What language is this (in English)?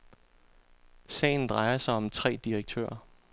Danish